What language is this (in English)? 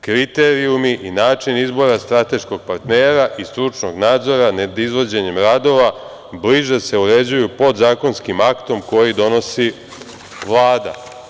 Serbian